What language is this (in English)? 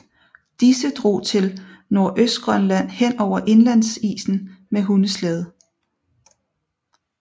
Danish